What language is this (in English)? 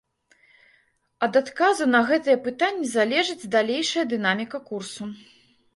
Belarusian